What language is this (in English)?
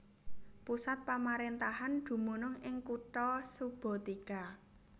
Javanese